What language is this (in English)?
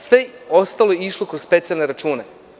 Serbian